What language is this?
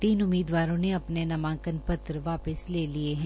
Hindi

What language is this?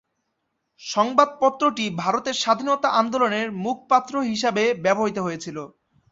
Bangla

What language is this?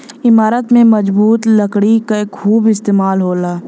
Bhojpuri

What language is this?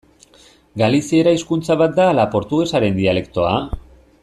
Basque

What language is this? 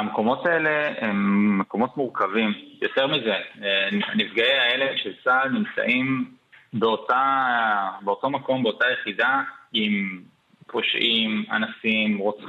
Hebrew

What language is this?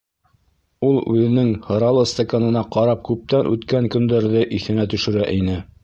Bashkir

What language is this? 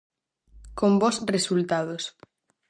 Galician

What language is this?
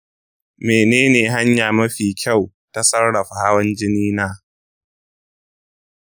Hausa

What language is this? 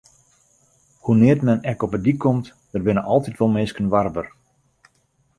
Western Frisian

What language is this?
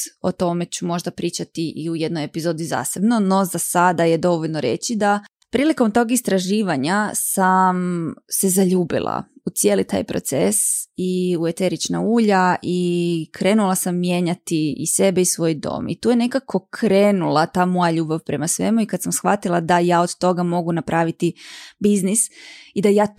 Croatian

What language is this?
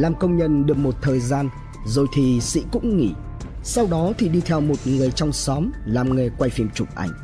Vietnamese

